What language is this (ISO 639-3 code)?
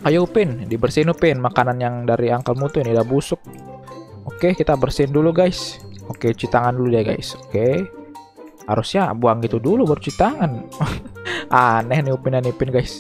ind